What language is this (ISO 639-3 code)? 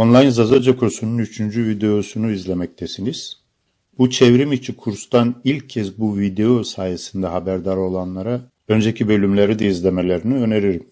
tur